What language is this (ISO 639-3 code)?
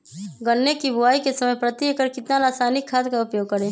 mag